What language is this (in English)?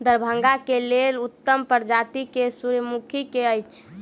Maithili